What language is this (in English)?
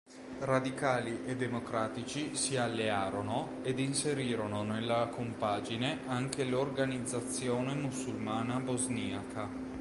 Italian